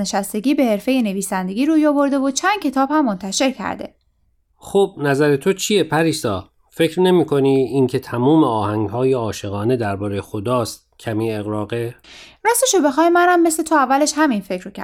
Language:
Persian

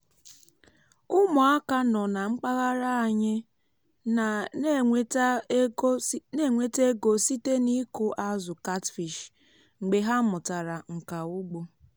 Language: Igbo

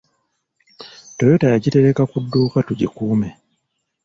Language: Ganda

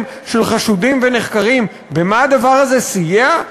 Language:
Hebrew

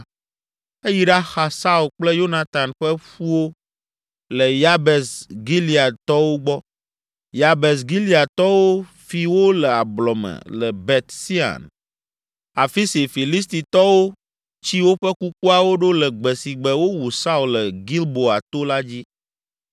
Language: Ewe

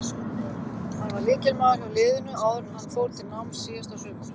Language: Icelandic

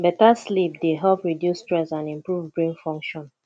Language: Nigerian Pidgin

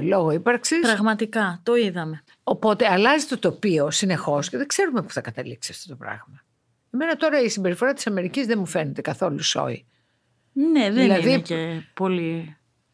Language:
Greek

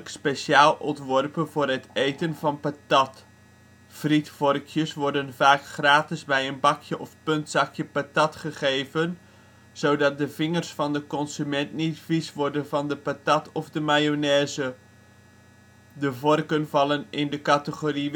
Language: Dutch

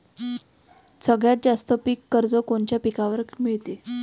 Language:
Marathi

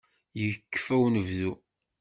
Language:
Kabyle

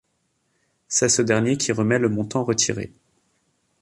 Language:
French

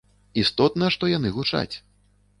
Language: Belarusian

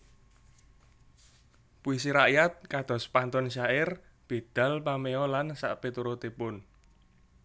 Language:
Javanese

